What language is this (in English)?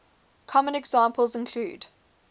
English